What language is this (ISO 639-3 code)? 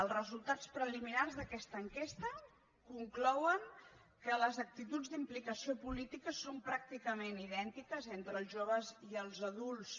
cat